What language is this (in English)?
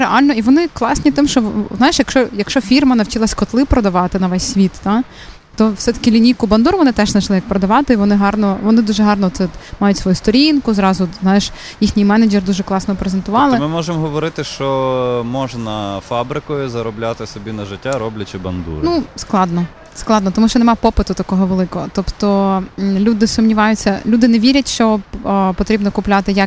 Ukrainian